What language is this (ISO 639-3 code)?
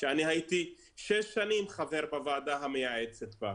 heb